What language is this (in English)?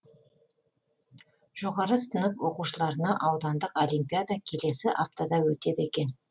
Kazakh